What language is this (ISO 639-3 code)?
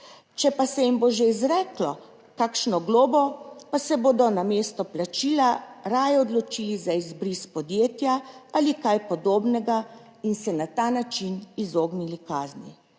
slv